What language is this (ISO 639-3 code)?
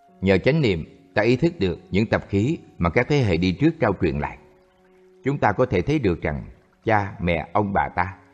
vie